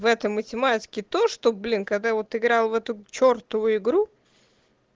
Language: Russian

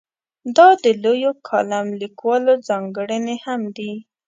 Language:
Pashto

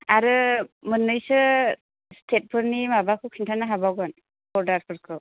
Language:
Bodo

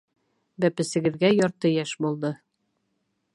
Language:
Bashkir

